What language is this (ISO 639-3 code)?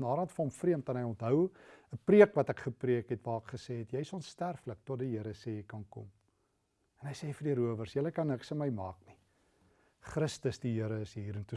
nld